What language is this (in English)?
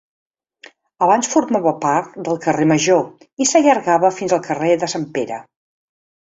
Catalan